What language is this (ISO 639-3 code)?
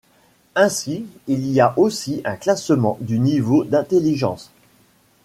fra